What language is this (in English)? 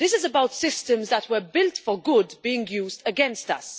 English